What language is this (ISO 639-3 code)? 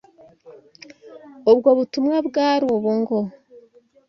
kin